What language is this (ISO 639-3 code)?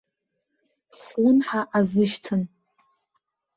abk